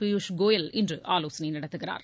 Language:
Tamil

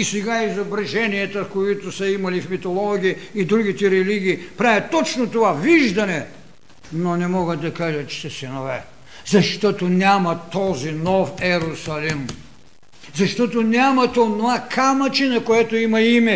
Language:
Bulgarian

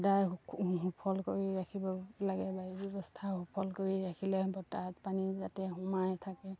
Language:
Assamese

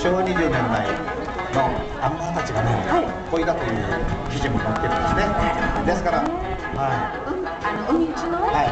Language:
Japanese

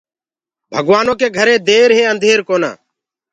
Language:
Gurgula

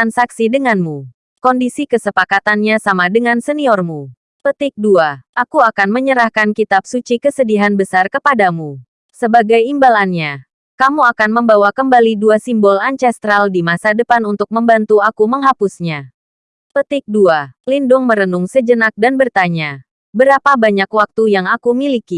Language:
Indonesian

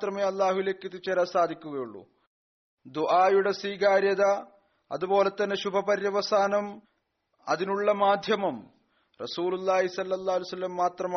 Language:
Malayalam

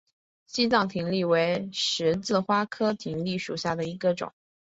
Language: Chinese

